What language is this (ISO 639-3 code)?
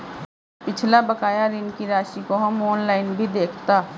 hin